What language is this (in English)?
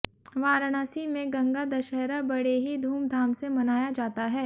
Hindi